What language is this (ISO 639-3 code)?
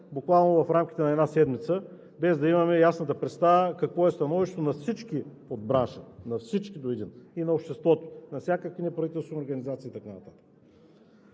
bul